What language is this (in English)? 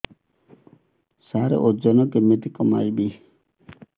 Odia